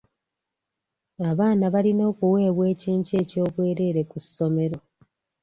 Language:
Ganda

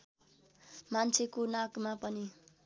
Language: Nepali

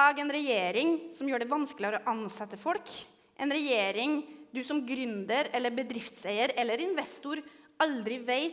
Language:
Norwegian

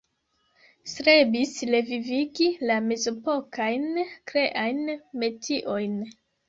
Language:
Esperanto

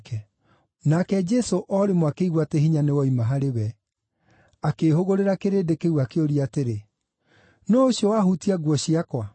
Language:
Kikuyu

